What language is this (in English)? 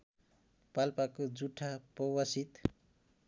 Nepali